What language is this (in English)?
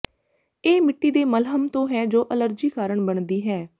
Punjabi